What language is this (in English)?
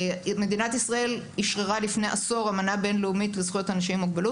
Hebrew